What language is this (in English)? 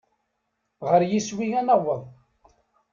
Kabyle